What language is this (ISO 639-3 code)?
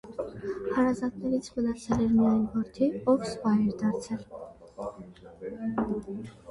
hye